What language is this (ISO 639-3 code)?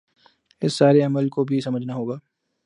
urd